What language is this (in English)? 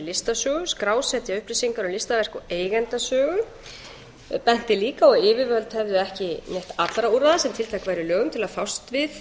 Icelandic